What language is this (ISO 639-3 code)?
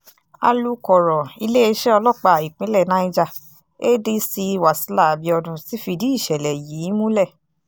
yor